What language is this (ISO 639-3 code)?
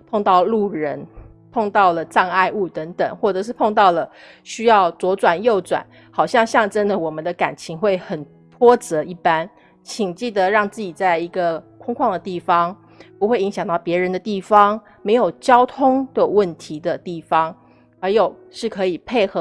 zho